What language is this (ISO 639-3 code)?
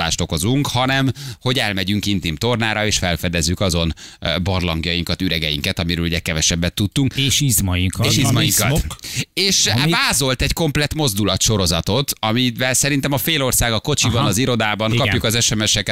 hun